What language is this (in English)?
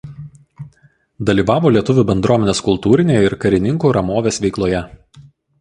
Lithuanian